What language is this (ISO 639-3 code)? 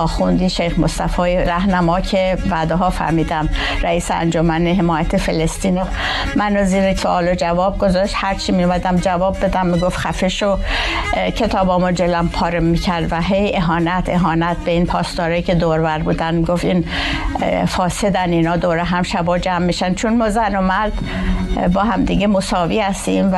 fas